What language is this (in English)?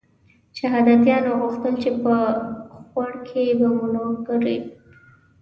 Pashto